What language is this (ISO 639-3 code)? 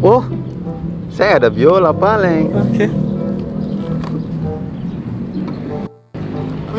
ind